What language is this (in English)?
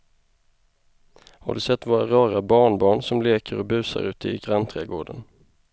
Swedish